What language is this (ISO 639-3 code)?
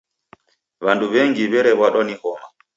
dav